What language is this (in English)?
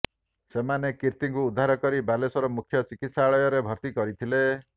Odia